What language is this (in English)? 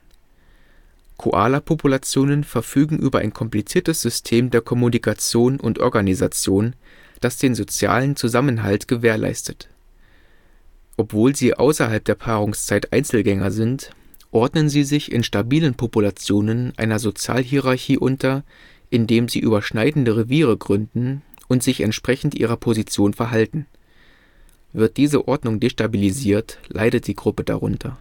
German